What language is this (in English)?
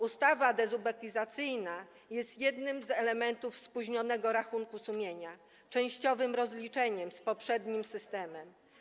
Polish